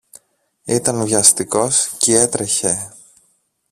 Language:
Greek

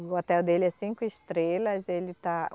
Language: Portuguese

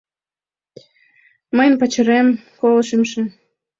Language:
Mari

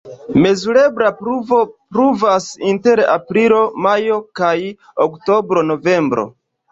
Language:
Esperanto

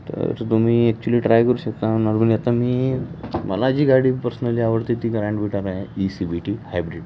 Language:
Marathi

